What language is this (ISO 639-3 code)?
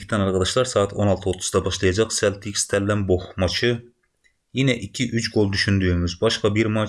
tur